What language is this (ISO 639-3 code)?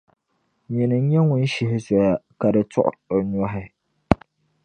dag